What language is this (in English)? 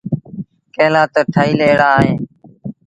Sindhi Bhil